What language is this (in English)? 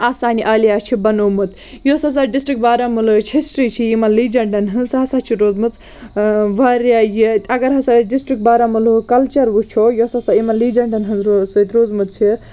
Kashmiri